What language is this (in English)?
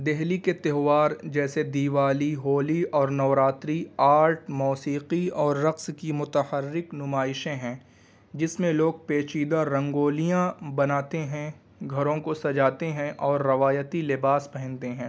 Urdu